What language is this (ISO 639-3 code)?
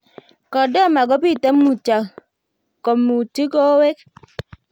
kln